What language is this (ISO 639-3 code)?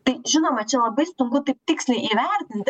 lit